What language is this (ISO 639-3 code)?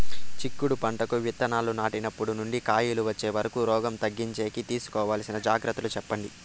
tel